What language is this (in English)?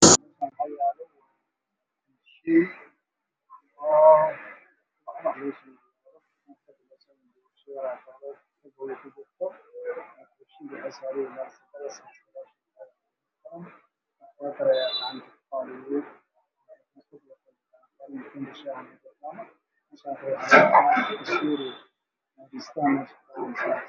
Somali